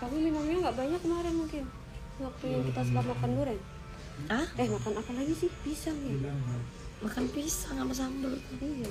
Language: Indonesian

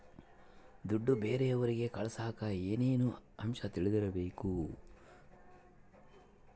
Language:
Kannada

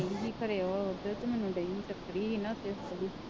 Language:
Punjabi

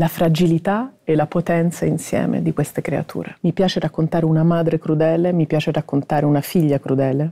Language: Italian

